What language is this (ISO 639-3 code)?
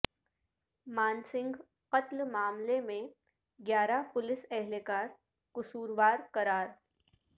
urd